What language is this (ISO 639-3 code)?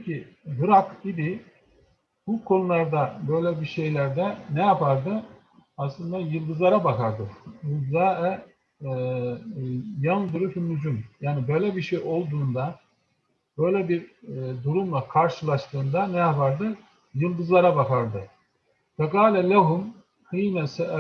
tur